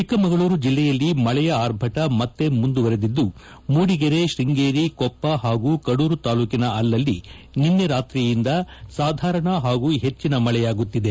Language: Kannada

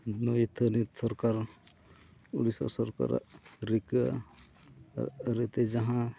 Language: Santali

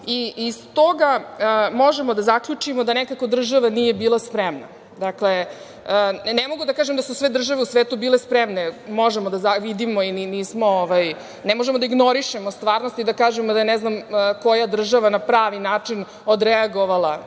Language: Serbian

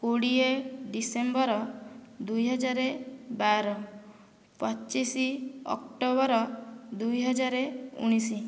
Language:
Odia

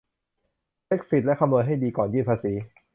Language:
Thai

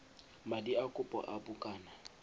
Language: Tswana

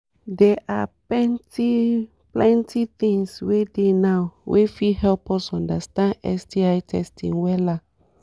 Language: Nigerian Pidgin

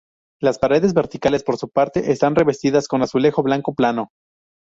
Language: Spanish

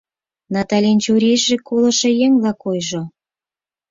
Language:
Mari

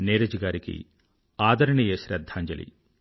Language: Telugu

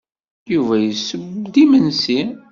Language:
Kabyle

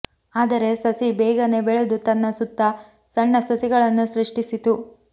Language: Kannada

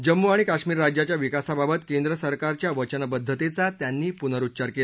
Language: Marathi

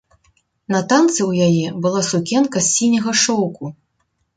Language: Belarusian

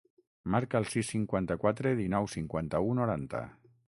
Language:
Catalan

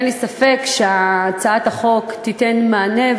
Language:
Hebrew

